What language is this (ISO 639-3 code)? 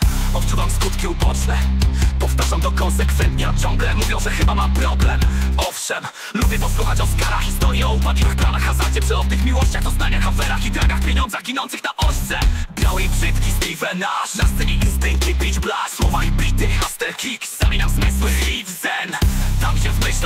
pol